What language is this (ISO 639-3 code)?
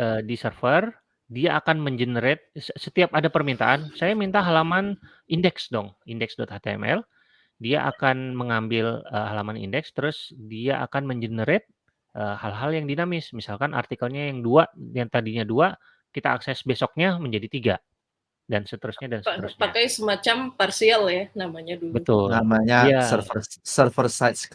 ind